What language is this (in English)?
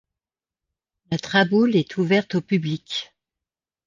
French